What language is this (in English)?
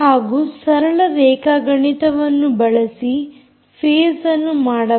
Kannada